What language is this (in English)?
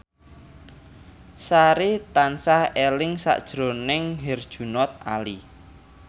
Javanese